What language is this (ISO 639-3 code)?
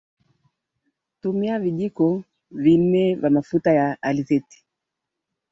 swa